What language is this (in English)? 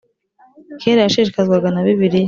Kinyarwanda